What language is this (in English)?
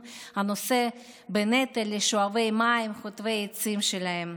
Hebrew